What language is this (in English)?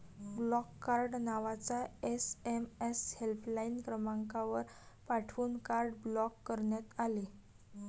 Marathi